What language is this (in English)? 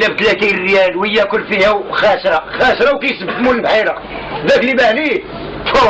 Arabic